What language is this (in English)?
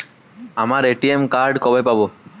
Bangla